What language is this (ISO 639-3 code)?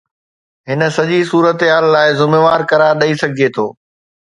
snd